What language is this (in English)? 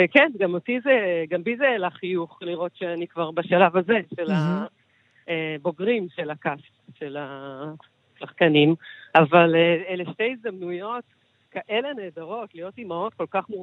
Hebrew